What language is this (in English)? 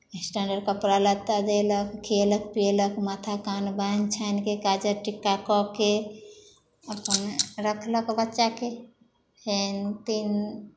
Maithili